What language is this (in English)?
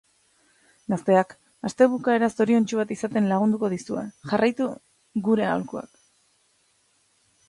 Basque